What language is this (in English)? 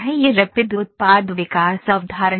Hindi